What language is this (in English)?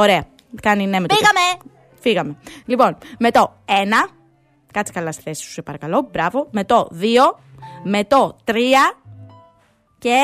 Greek